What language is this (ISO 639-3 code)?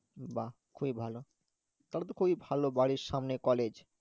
ben